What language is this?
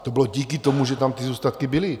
Czech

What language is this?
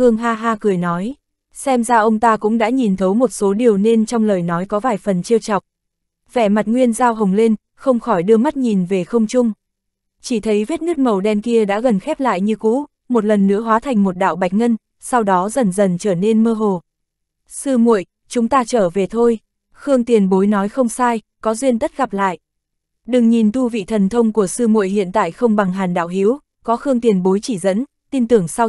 Vietnamese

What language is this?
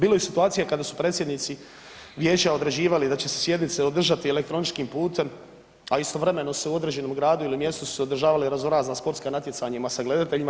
Croatian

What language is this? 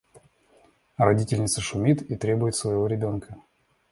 Russian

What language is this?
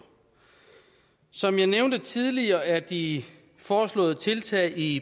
Danish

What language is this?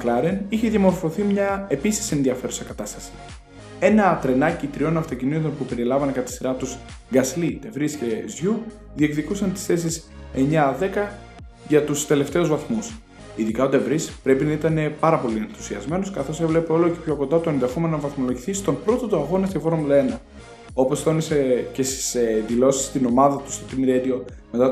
Greek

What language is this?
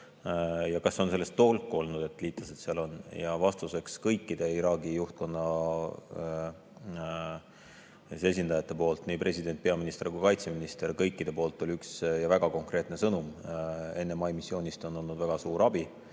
Estonian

